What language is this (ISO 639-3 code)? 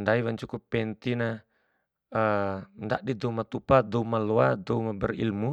bhp